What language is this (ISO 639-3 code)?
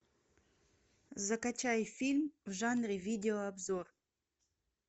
rus